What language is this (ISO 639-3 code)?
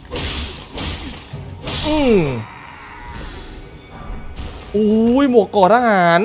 tha